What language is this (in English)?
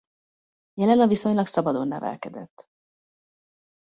Hungarian